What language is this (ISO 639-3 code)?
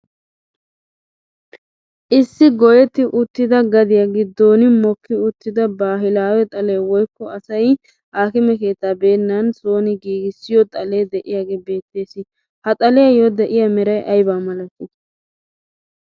wal